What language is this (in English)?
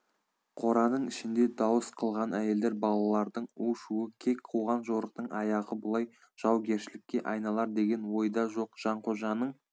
Kazakh